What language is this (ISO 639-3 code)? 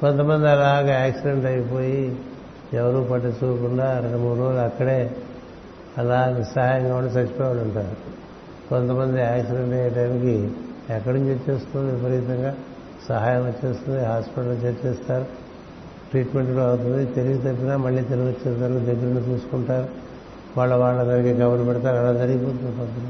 tel